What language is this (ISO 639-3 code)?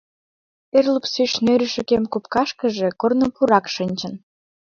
chm